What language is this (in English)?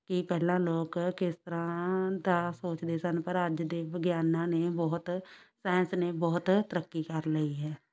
Punjabi